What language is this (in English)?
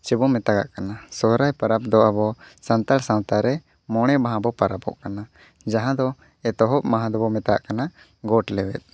Santali